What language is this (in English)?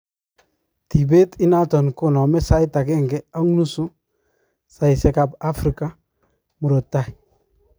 Kalenjin